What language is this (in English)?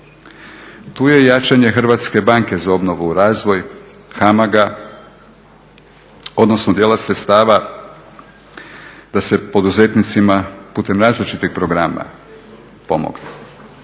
Croatian